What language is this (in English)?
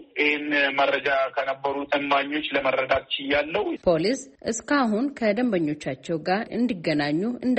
Amharic